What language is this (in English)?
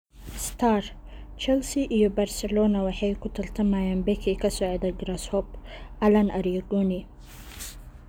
Somali